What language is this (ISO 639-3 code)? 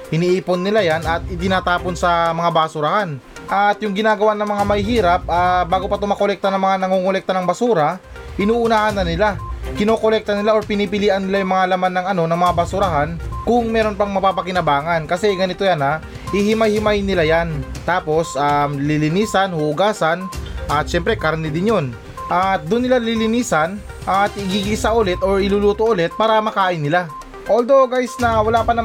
fil